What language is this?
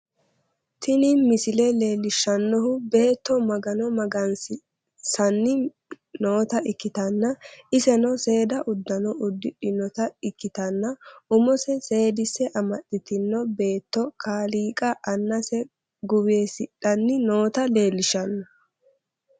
Sidamo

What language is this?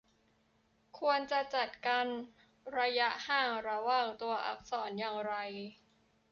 Thai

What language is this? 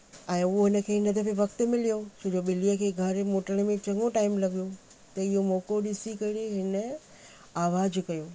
Sindhi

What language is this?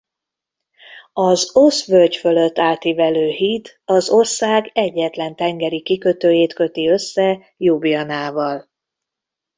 Hungarian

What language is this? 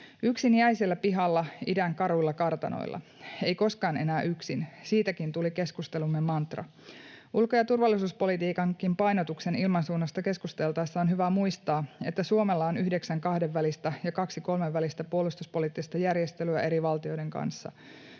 Finnish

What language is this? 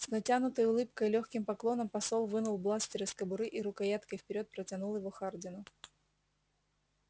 Russian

